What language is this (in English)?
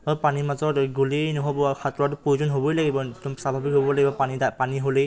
Assamese